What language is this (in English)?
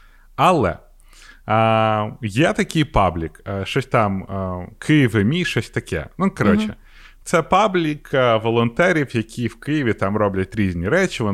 Ukrainian